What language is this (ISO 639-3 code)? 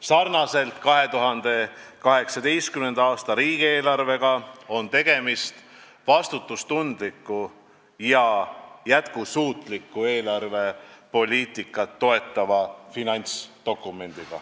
est